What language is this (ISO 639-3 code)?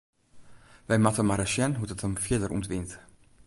fry